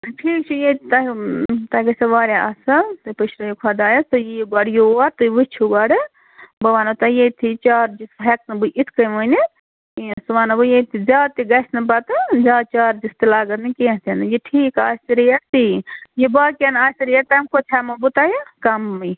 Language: Kashmiri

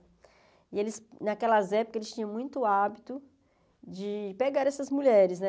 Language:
Portuguese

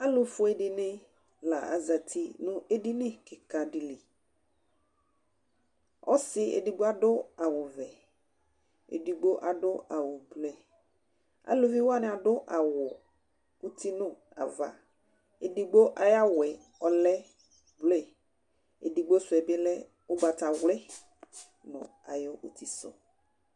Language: Ikposo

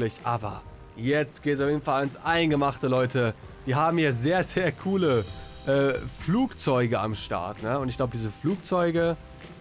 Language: German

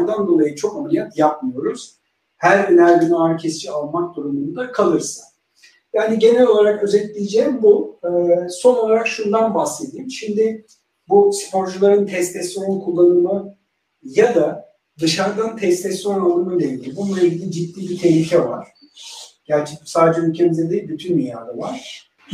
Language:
Turkish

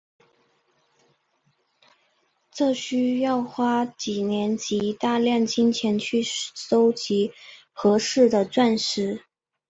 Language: Chinese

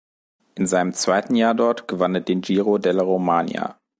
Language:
German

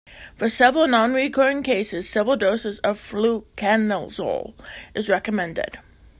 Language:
English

